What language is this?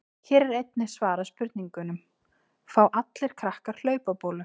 Icelandic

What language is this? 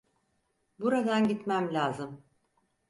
Turkish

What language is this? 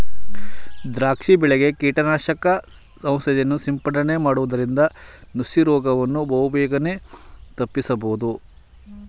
Kannada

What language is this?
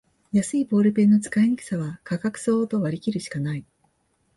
Japanese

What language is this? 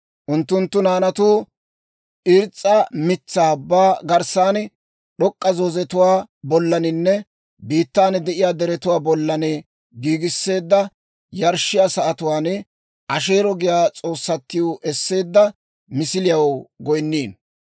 Dawro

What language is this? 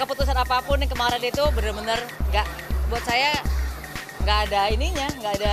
Indonesian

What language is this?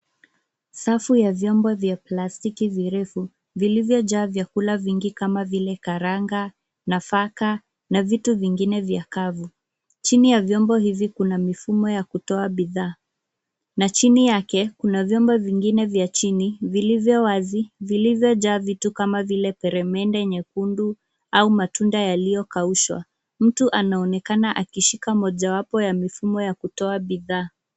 Swahili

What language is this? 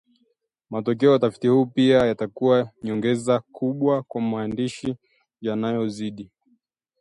Swahili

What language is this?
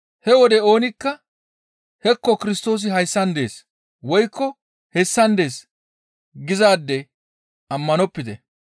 Gamo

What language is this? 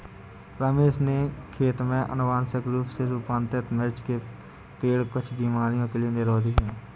Hindi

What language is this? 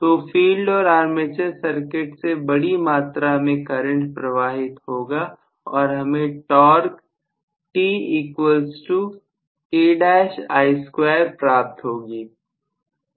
Hindi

